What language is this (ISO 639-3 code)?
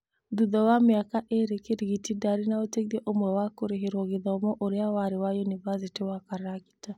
kik